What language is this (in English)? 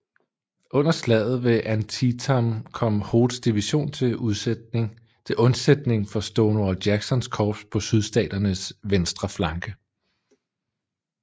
Danish